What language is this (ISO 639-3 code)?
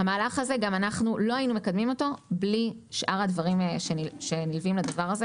heb